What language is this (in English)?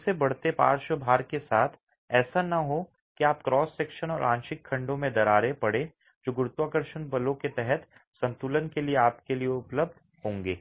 Hindi